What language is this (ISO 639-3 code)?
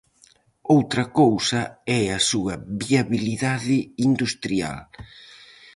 glg